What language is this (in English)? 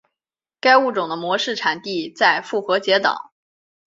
Chinese